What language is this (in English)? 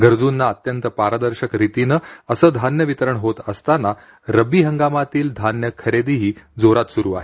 Marathi